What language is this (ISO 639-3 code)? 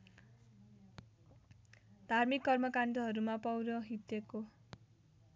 nep